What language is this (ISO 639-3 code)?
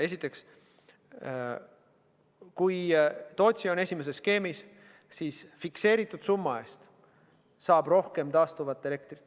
est